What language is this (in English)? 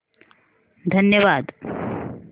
Marathi